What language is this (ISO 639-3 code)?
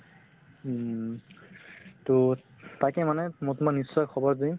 asm